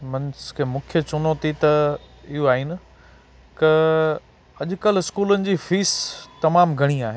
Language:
Sindhi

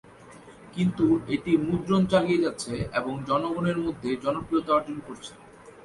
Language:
Bangla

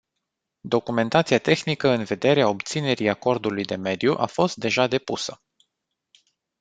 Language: Romanian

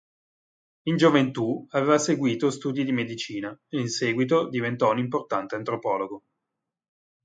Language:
Italian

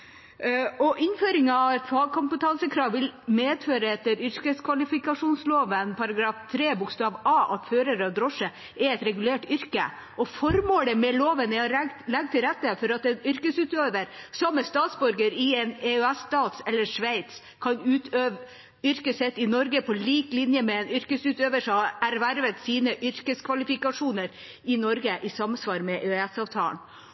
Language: Norwegian Bokmål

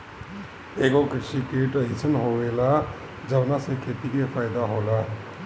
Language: Bhojpuri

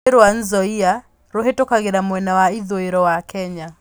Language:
Kikuyu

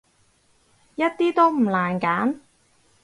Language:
Cantonese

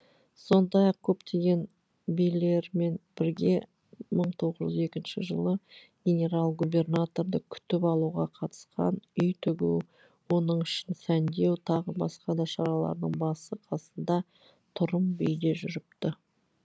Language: Kazakh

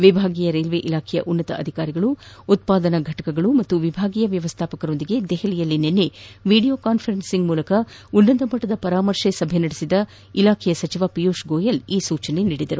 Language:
Kannada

